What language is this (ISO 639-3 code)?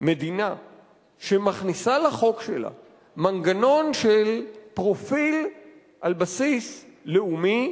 heb